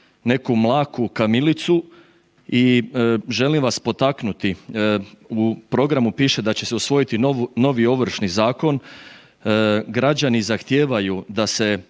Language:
Croatian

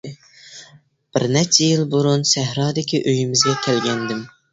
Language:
Uyghur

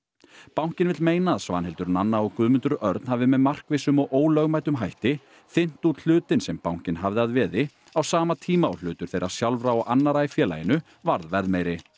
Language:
Icelandic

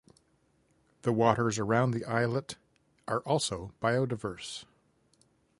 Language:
English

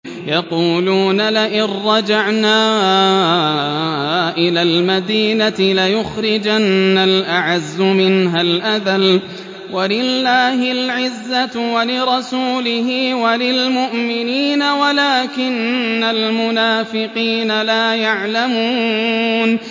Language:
Arabic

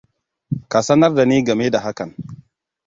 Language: Hausa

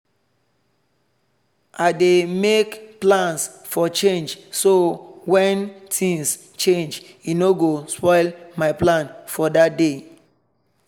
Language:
Nigerian Pidgin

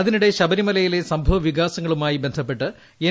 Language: Malayalam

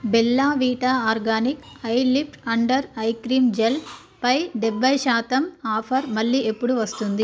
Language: Telugu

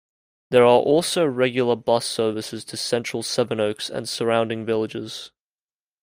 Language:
English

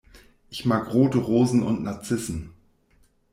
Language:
German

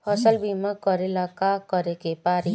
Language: Bhojpuri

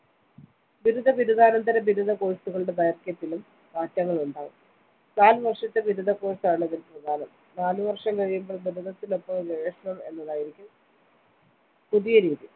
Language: Malayalam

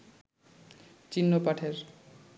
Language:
Bangla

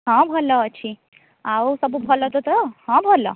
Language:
Odia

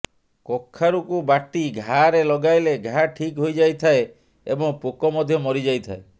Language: Odia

